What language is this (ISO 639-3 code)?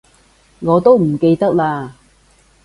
yue